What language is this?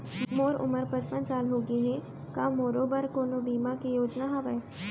Chhattisgarhi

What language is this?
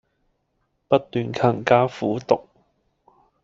Cantonese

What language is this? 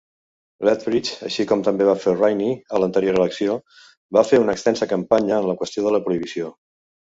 Catalan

